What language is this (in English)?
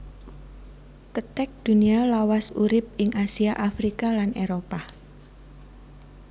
Javanese